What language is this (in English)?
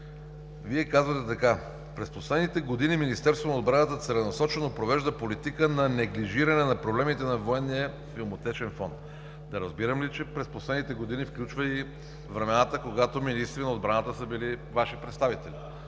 Bulgarian